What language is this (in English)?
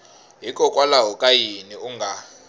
Tsonga